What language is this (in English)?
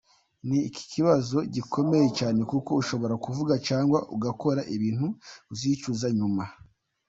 Kinyarwanda